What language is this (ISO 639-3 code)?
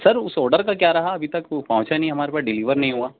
urd